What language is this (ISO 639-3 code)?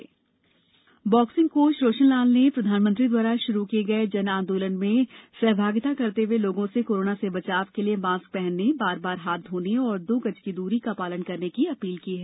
hin